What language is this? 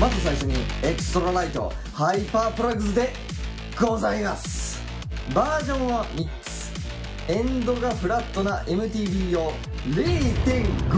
Japanese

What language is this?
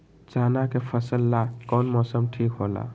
Magahi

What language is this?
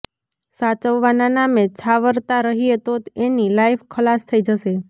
Gujarati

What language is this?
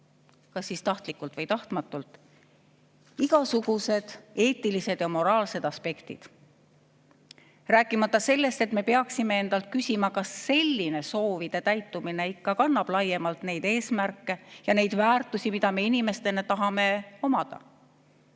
Estonian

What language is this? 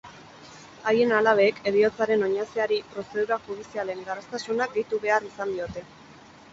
Basque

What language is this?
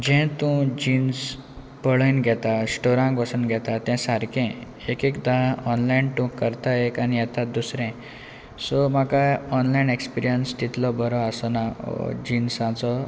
Konkani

